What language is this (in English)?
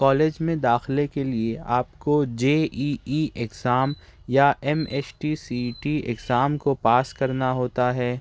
Urdu